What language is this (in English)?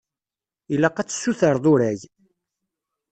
Kabyle